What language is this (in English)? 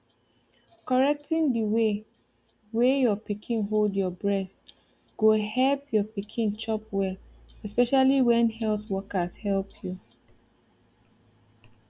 Nigerian Pidgin